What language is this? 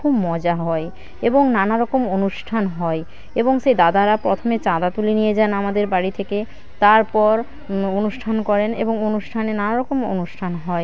Bangla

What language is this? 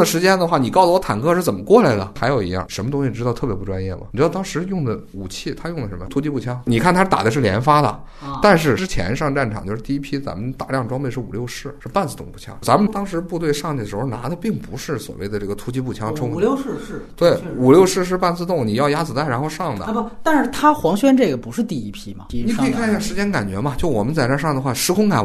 Chinese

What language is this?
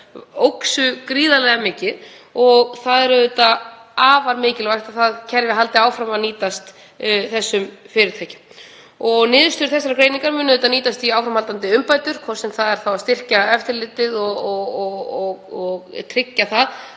Icelandic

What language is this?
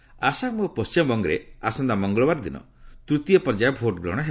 Odia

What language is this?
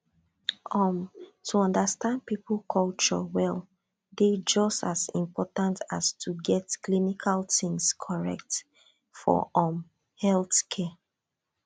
Nigerian Pidgin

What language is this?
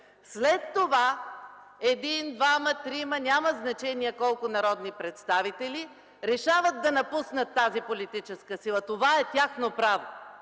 Bulgarian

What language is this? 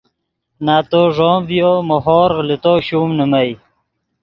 Yidgha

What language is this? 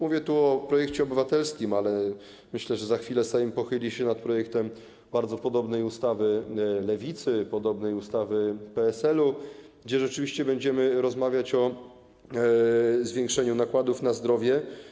Polish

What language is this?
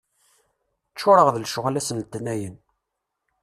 Kabyle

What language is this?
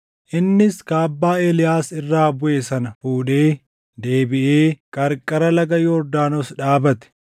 Oromo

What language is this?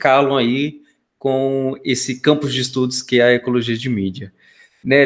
Portuguese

